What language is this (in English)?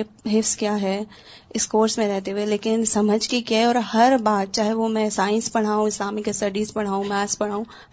Urdu